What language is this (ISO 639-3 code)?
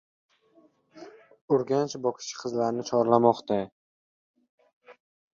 uzb